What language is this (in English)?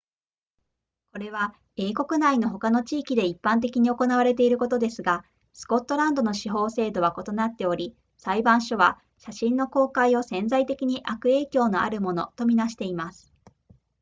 Japanese